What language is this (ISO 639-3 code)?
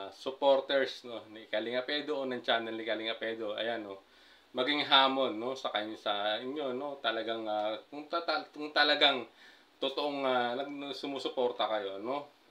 fil